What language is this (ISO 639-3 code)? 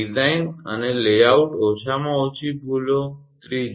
guj